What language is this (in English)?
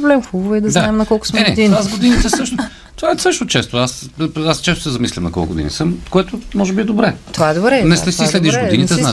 Bulgarian